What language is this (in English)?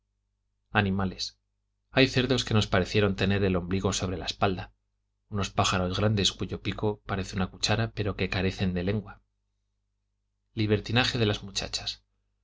Spanish